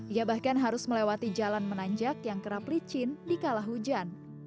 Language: Indonesian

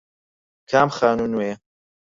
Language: Central Kurdish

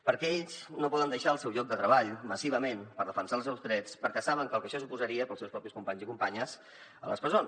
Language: Catalan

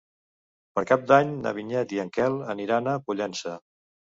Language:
Catalan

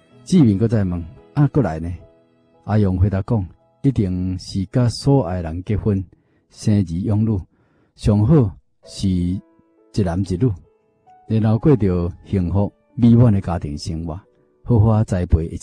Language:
Chinese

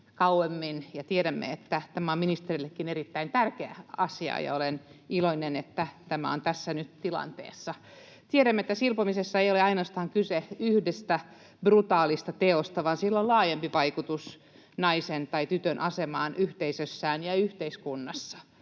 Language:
Finnish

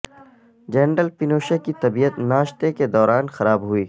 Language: Urdu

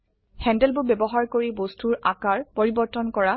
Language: Assamese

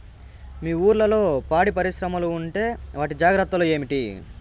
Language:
Telugu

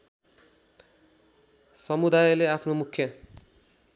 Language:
Nepali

